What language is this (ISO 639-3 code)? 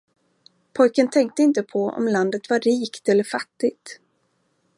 swe